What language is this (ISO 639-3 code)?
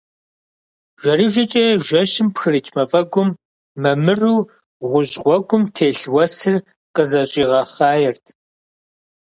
kbd